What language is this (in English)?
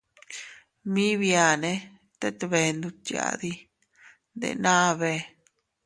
Teutila Cuicatec